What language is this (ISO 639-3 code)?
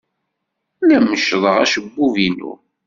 kab